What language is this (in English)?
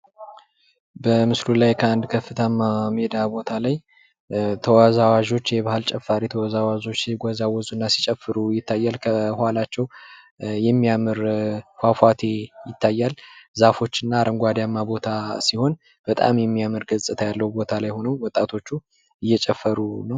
Amharic